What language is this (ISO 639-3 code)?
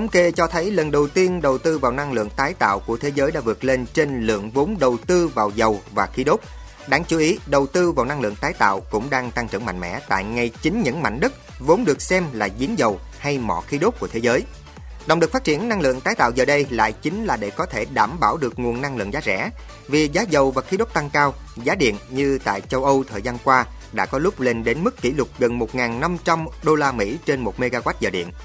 vie